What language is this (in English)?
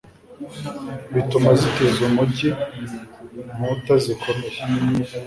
Kinyarwanda